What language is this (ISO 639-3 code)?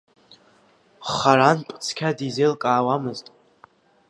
abk